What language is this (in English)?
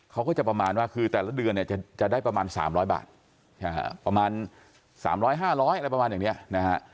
Thai